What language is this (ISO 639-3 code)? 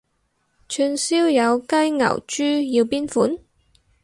yue